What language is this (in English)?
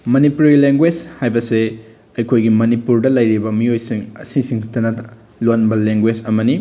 Manipuri